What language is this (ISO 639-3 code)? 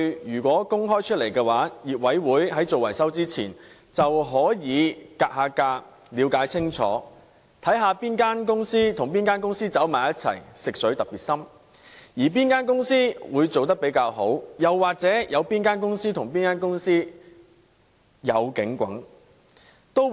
yue